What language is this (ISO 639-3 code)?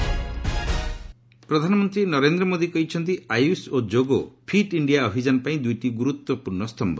ori